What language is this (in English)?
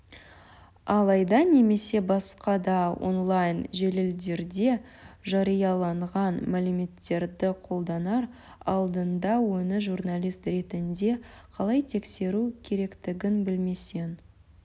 Kazakh